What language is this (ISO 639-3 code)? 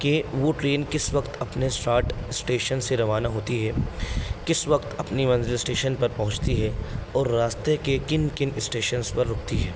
urd